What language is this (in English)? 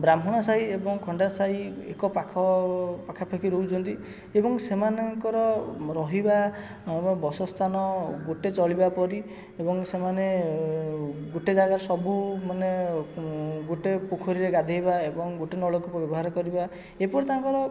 Odia